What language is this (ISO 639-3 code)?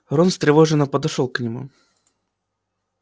rus